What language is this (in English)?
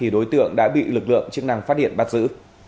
Vietnamese